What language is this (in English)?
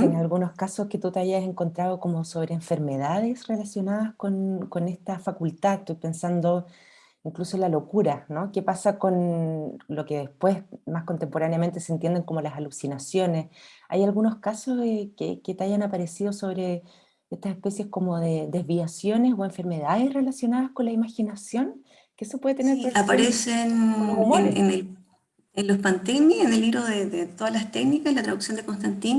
Spanish